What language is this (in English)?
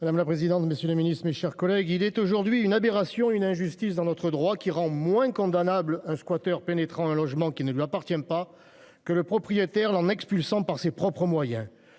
French